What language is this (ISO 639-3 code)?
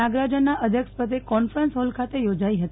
guj